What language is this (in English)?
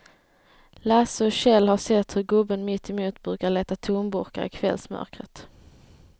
Swedish